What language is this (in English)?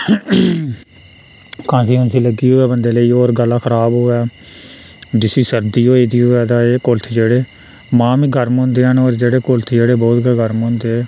Dogri